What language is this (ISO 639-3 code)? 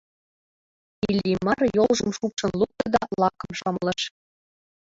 chm